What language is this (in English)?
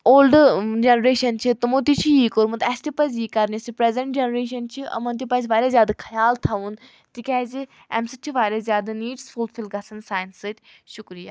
Kashmiri